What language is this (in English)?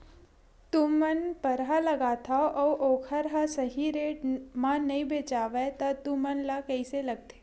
Chhattisgarhi